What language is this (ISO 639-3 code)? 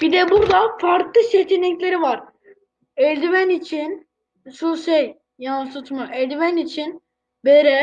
tur